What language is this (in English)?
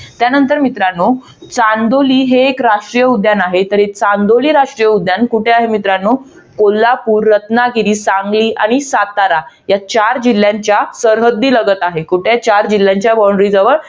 Marathi